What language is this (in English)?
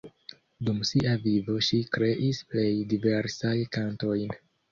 Esperanto